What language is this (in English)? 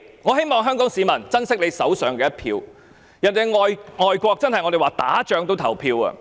Cantonese